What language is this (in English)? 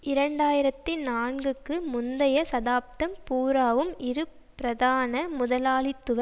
Tamil